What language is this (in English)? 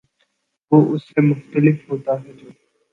Urdu